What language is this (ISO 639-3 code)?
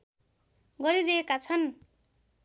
nep